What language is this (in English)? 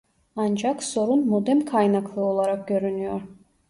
Turkish